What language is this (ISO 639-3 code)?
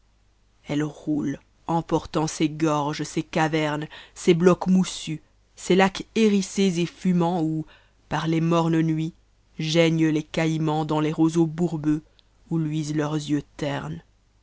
fra